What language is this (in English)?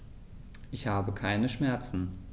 German